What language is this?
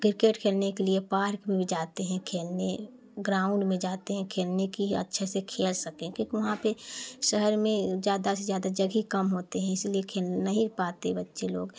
Hindi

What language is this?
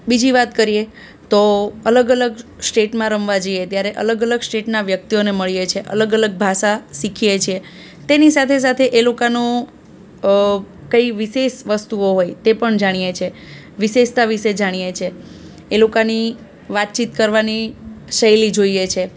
Gujarati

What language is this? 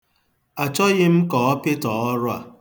Igbo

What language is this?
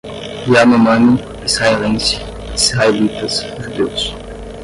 Portuguese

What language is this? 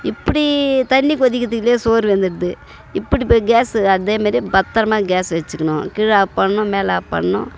Tamil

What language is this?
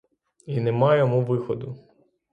Ukrainian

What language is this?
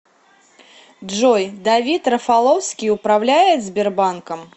Russian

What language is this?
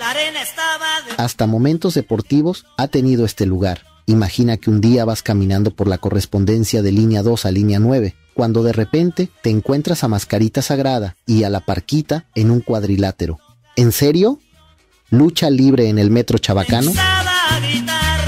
Spanish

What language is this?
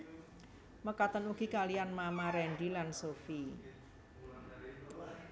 Javanese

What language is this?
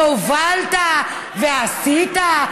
Hebrew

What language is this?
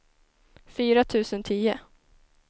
Swedish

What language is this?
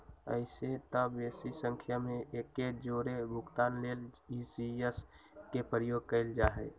Magahi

